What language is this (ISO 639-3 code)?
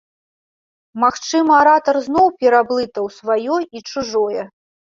bel